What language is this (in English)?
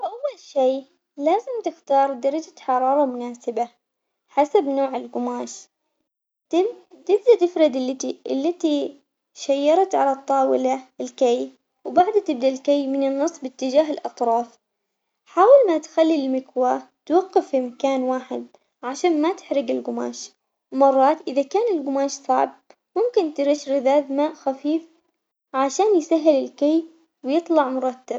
Omani Arabic